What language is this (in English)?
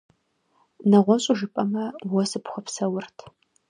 Kabardian